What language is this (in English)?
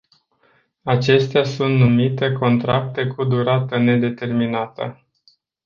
Romanian